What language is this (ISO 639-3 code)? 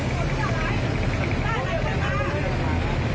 tha